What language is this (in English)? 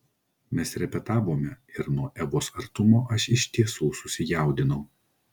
Lithuanian